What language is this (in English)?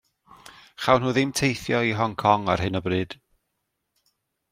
Welsh